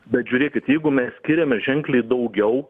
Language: Lithuanian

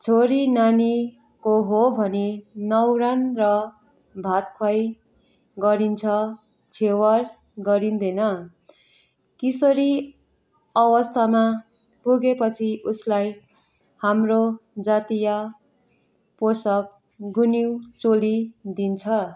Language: Nepali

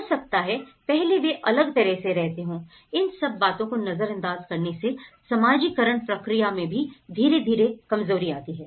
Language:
Hindi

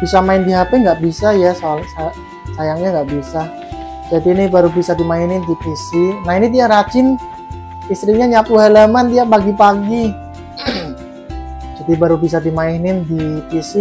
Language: Indonesian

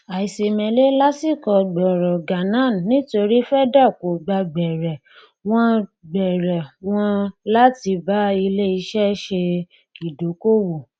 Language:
Yoruba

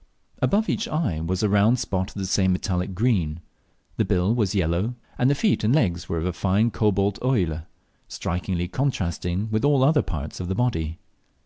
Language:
English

